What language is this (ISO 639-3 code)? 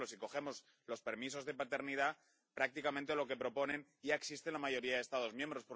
spa